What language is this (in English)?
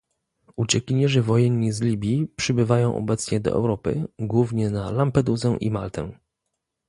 Polish